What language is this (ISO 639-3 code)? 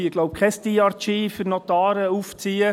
gsw